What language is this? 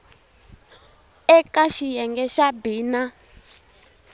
Tsonga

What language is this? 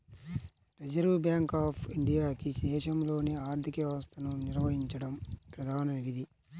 Telugu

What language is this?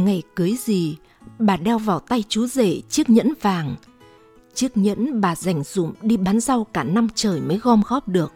Vietnamese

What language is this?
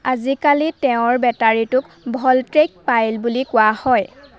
Assamese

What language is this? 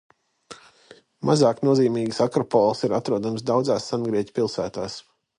Latvian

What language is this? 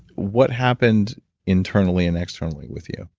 English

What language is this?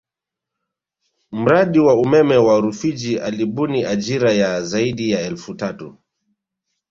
Swahili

